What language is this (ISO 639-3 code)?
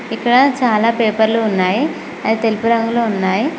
tel